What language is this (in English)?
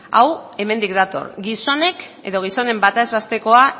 Basque